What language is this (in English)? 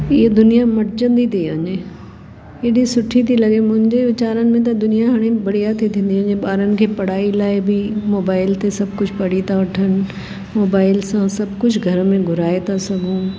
Sindhi